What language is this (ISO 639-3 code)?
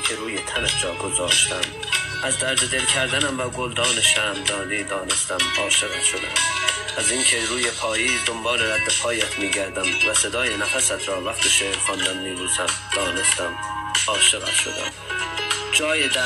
fas